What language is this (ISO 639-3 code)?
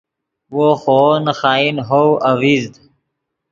ydg